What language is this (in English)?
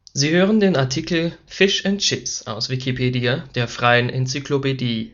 German